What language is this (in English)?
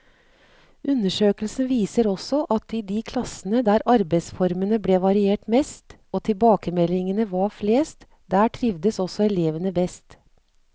Norwegian